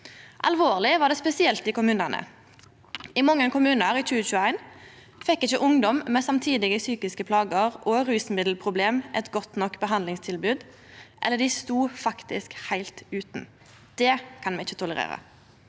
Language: Norwegian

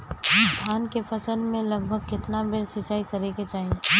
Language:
Bhojpuri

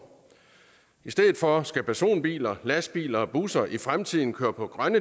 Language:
Danish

